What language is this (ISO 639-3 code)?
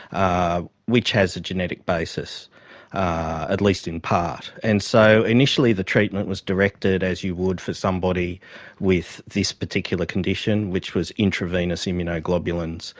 eng